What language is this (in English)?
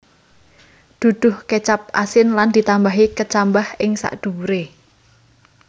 Javanese